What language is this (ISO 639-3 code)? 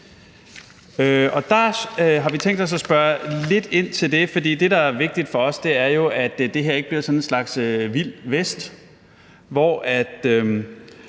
dan